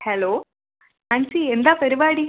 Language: Malayalam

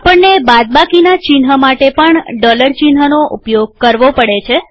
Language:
Gujarati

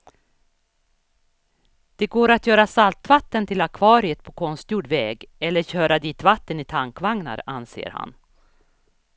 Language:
Swedish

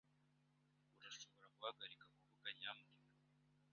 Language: Kinyarwanda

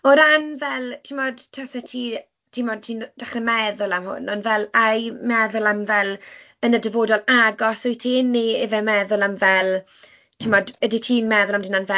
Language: Welsh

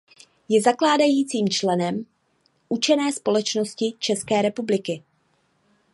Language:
Czech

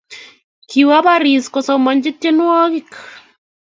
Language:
Kalenjin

